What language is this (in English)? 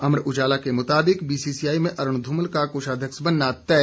Hindi